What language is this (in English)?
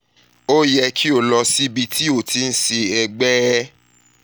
Yoruba